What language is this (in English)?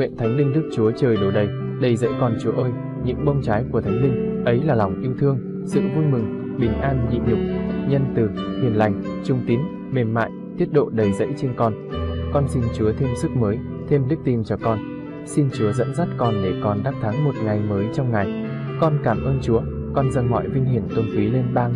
Vietnamese